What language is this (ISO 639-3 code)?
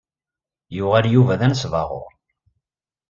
kab